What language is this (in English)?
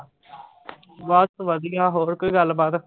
Punjabi